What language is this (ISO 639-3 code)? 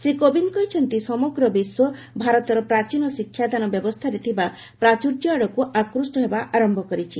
ori